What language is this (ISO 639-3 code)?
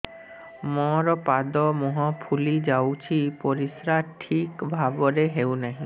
ori